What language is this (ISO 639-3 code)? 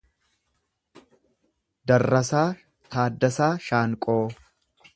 orm